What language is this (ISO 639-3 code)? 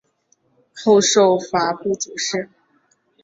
zho